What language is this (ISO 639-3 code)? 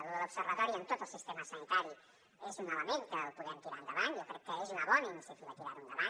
cat